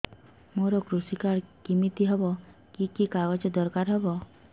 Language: Odia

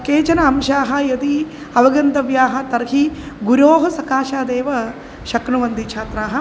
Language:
Sanskrit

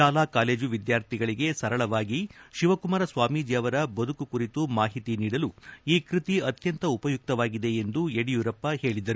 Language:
Kannada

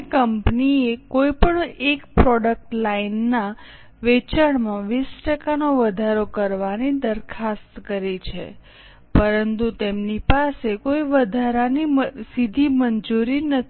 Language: Gujarati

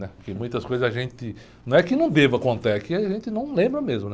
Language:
Portuguese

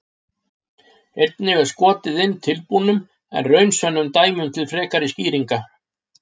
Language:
Icelandic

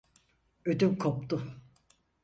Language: Turkish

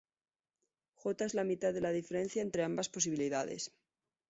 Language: Spanish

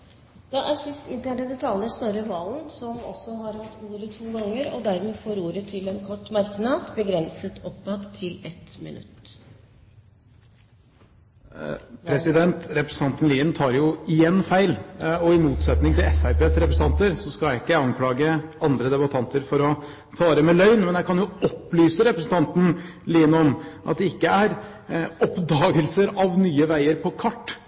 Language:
Norwegian Bokmål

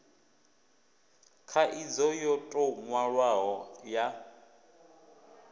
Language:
Venda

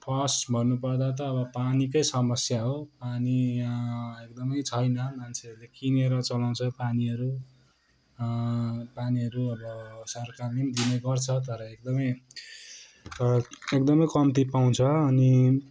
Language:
Nepali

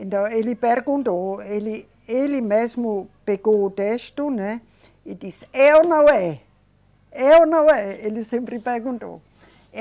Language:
Portuguese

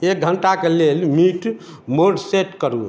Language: Maithili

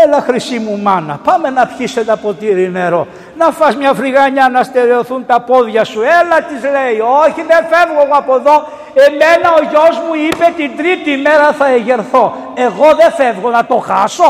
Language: Greek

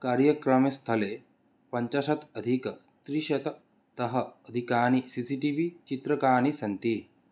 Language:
Sanskrit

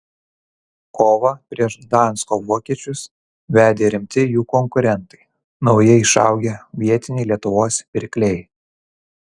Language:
Lithuanian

